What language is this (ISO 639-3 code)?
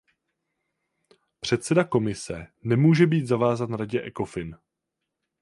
ces